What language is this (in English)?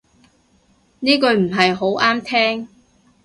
Cantonese